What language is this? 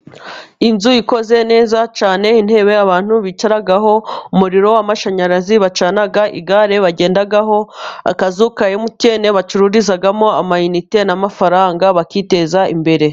Kinyarwanda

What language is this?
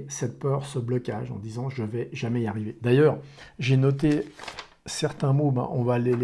French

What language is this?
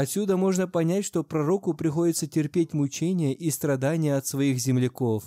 Russian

